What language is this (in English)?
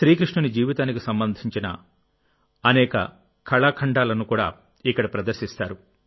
Telugu